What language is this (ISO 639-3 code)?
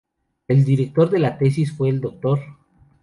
spa